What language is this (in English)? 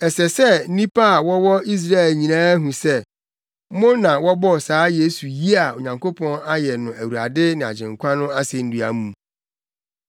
Akan